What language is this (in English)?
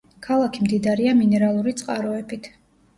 Georgian